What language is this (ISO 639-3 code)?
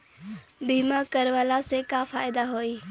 bho